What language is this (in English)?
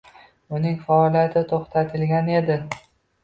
Uzbek